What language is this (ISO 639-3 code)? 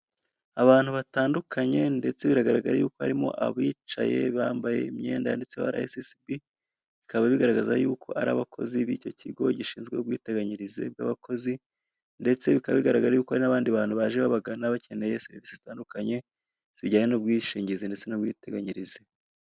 kin